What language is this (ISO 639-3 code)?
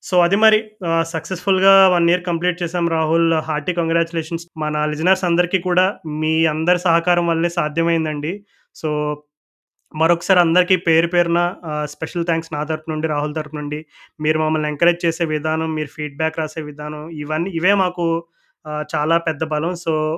tel